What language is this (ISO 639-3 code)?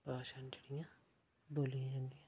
doi